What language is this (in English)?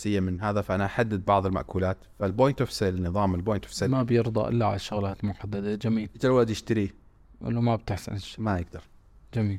Arabic